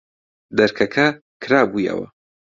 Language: Central Kurdish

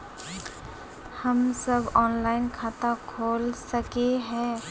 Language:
Magahi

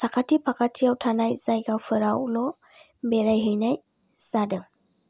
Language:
Bodo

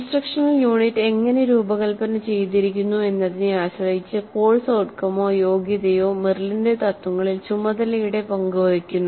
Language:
Malayalam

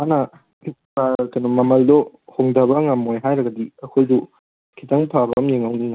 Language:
Manipuri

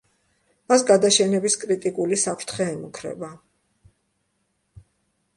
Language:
Georgian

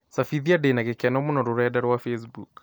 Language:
Kikuyu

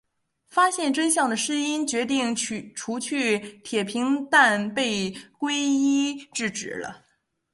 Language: Chinese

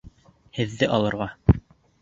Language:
Bashkir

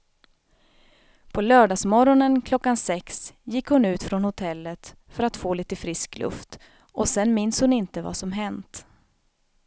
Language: Swedish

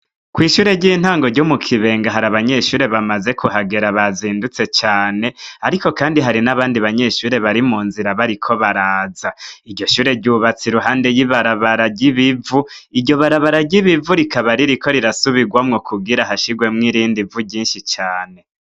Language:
Rundi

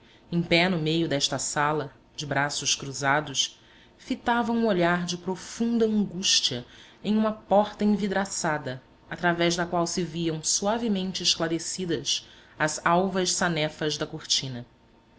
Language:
Portuguese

